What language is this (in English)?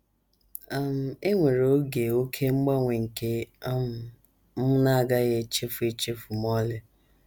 Igbo